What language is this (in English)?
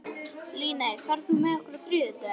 Icelandic